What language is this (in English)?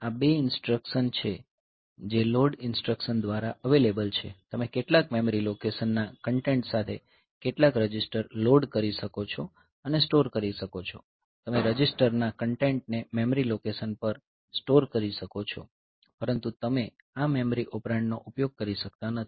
Gujarati